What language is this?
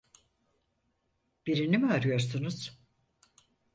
Turkish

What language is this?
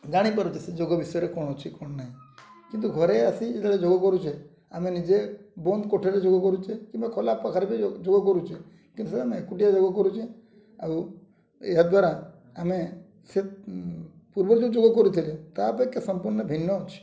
Odia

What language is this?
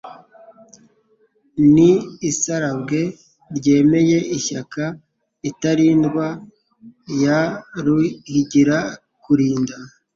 Kinyarwanda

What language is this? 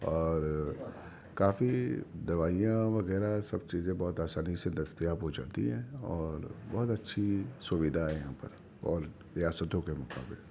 Urdu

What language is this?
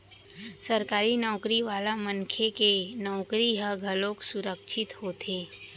Chhattisgarhi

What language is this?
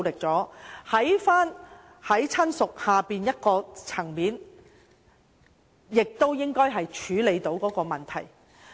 Cantonese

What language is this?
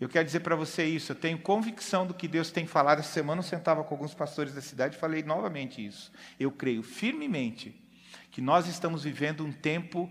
Portuguese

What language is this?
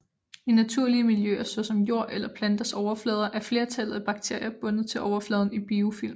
Danish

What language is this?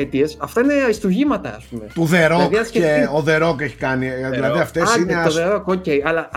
Greek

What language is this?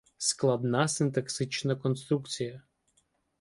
Ukrainian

